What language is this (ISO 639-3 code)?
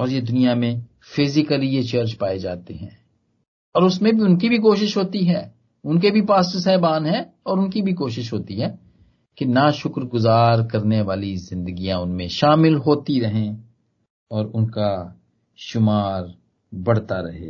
hin